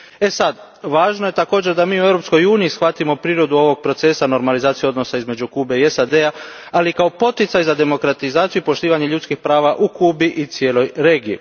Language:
Croatian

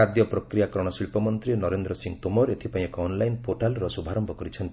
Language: Odia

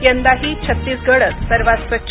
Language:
Marathi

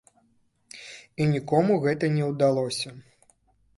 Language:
Belarusian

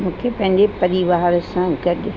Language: Sindhi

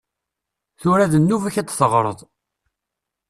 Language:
Kabyle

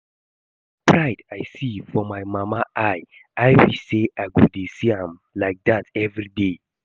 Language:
Nigerian Pidgin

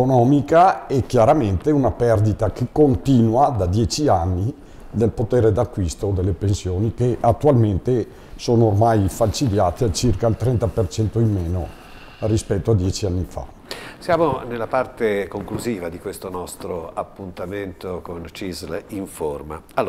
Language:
Italian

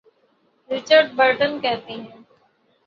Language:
Urdu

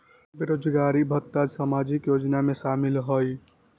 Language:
Magahi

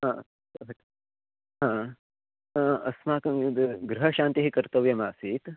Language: Sanskrit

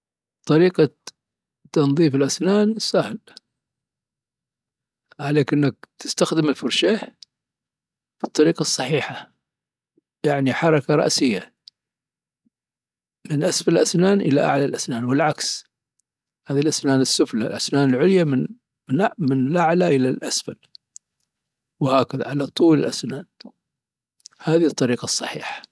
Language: Dhofari Arabic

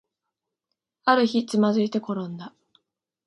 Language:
Japanese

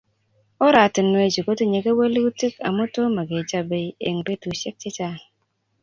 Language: Kalenjin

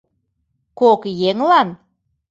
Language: Mari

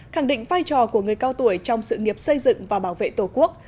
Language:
Vietnamese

